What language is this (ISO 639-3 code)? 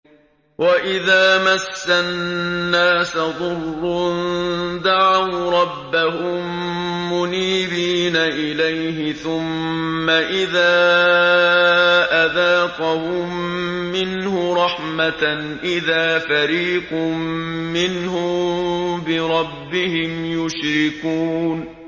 ara